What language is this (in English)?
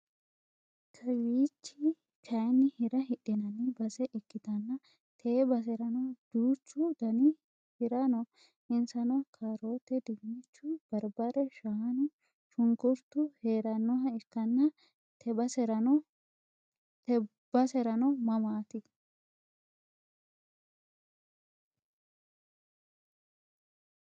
Sidamo